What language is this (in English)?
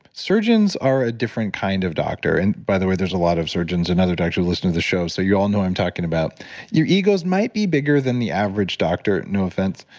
English